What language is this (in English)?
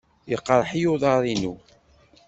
Kabyle